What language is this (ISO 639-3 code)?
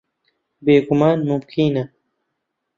ckb